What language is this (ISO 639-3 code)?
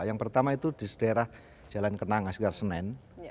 ind